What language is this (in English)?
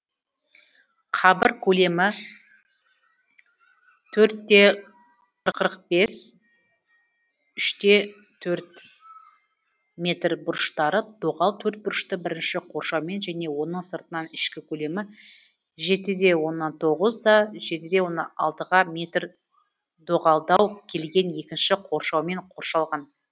Kazakh